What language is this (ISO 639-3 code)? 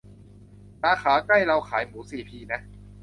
tha